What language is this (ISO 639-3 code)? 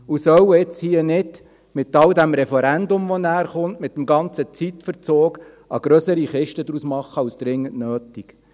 gsw